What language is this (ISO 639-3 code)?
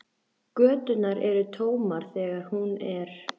isl